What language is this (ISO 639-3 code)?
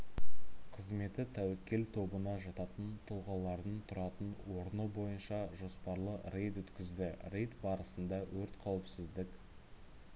kaz